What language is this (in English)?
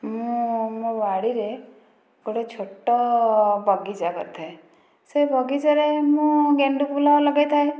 Odia